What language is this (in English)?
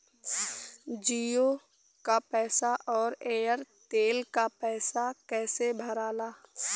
Bhojpuri